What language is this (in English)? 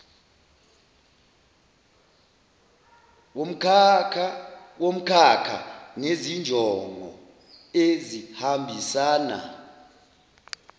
Zulu